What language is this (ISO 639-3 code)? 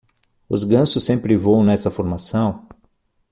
por